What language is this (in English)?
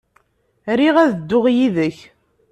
Kabyle